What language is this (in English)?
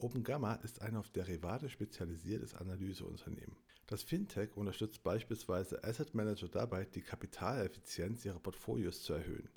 German